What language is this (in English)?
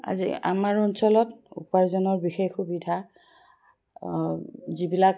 Assamese